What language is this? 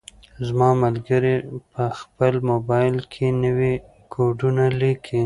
Pashto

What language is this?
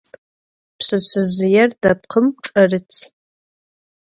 Adyghe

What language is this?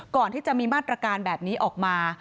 Thai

